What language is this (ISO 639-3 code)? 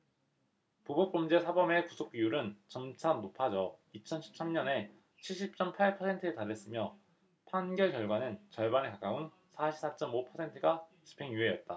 kor